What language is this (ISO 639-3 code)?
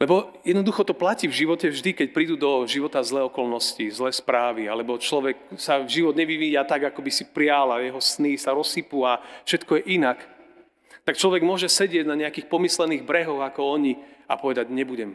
slk